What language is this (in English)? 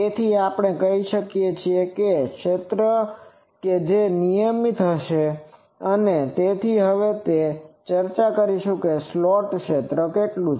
Gujarati